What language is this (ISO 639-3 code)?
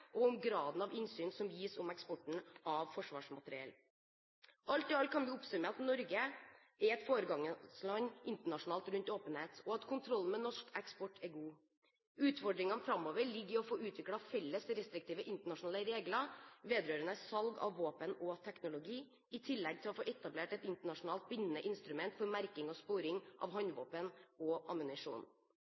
nob